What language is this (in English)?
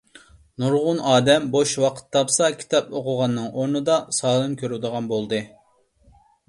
Uyghur